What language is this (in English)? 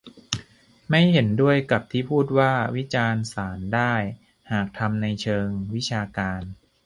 Thai